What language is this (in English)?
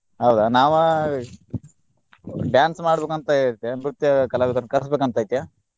Kannada